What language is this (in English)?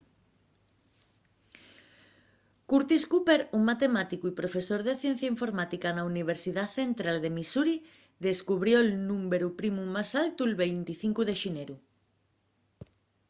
Asturian